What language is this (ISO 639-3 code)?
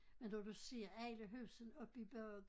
dan